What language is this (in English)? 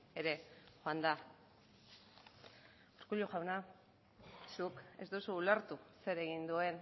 Basque